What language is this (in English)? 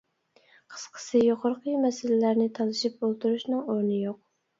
Uyghur